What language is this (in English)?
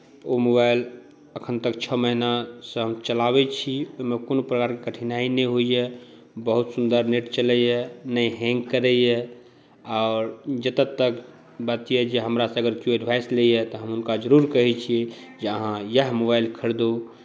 Maithili